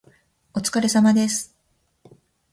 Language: Japanese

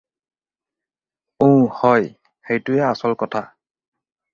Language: Assamese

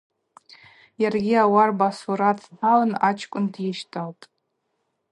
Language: Abaza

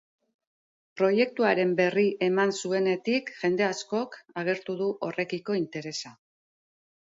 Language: Basque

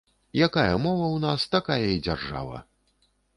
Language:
Belarusian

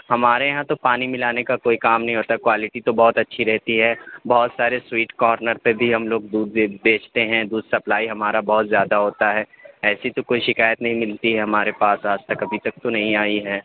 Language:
Urdu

